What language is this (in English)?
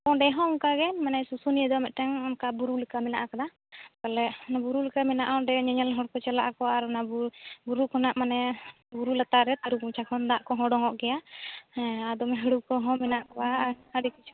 Santali